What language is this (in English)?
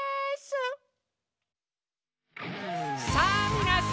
Japanese